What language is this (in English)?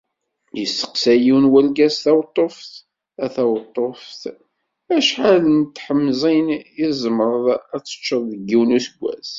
Kabyle